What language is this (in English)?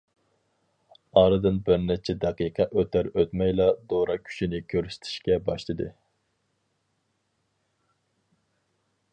Uyghur